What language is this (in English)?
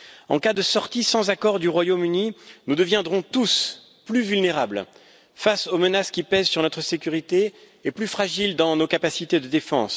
French